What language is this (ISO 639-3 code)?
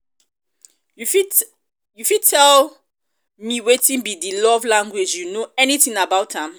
pcm